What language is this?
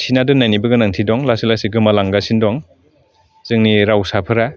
Bodo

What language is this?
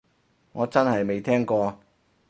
Cantonese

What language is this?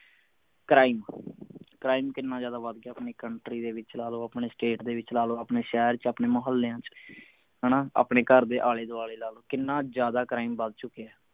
Punjabi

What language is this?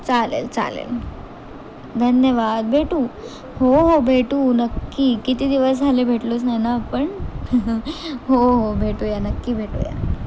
Marathi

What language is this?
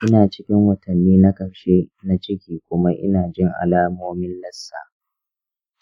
Hausa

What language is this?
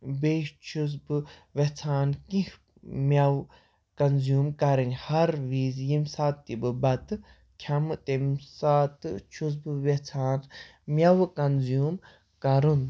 Kashmiri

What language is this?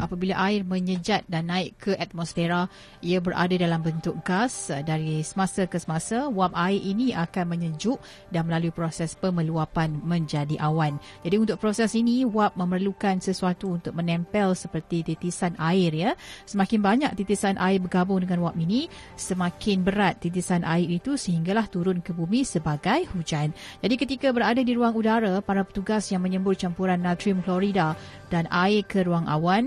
Malay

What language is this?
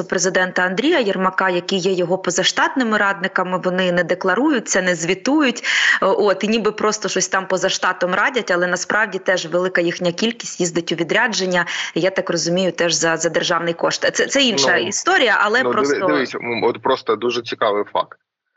Ukrainian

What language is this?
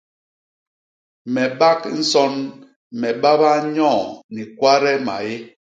Basaa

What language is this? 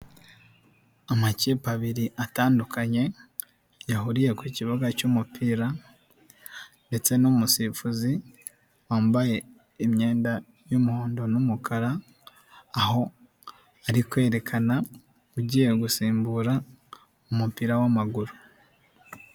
Kinyarwanda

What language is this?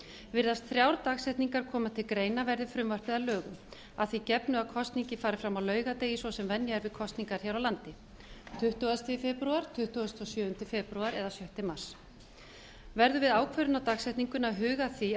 Icelandic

